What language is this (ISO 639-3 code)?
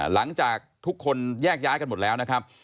tha